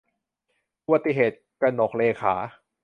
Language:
Thai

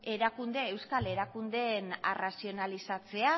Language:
Basque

